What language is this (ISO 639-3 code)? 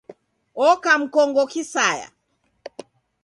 dav